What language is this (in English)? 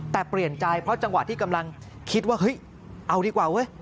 Thai